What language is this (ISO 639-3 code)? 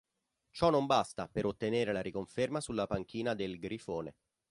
ita